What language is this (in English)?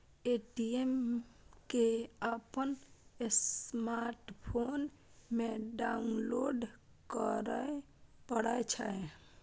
Maithili